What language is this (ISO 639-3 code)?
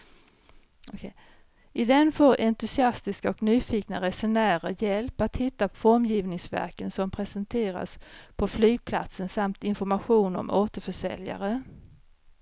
swe